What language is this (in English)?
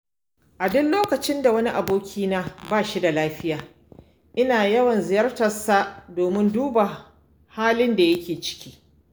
Hausa